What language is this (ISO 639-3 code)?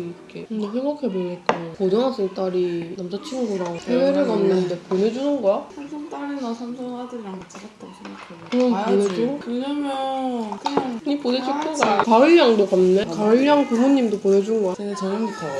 kor